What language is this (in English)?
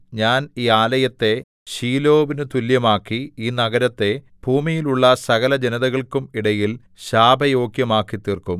Malayalam